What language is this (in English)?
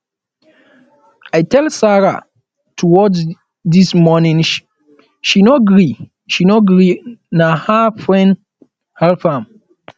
Nigerian Pidgin